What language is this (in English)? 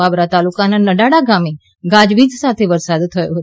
Gujarati